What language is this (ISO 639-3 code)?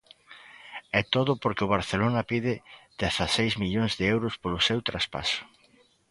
glg